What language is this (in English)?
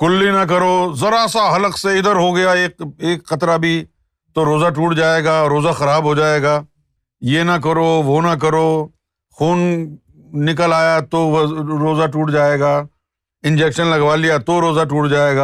Urdu